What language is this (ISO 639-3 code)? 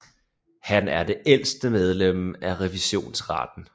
dan